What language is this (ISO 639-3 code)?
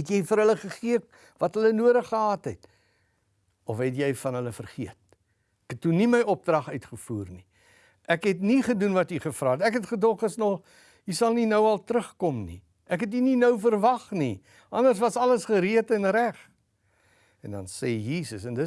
nld